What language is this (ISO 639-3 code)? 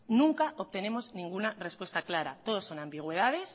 spa